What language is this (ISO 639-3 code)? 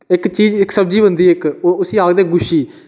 doi